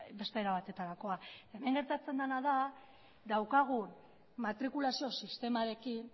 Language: Basque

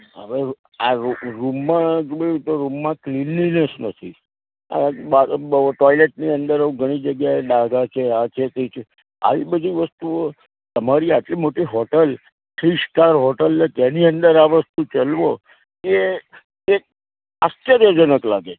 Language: Gujarati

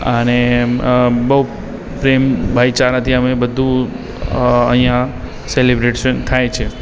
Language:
Gujarati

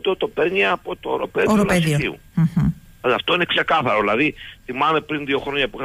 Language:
Greek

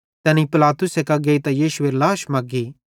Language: Bhadrawahi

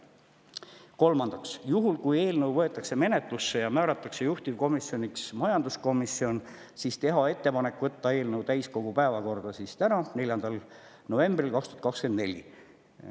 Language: Estonian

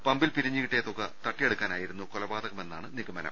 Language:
Malayalam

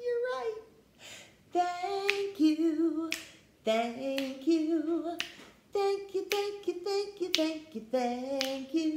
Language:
English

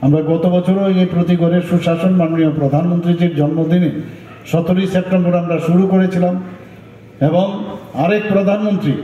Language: Romanian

